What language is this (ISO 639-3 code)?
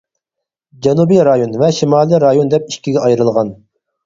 uig